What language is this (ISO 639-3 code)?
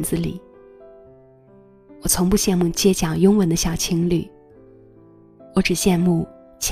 zho